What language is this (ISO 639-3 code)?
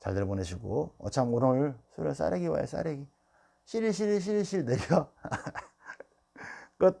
kor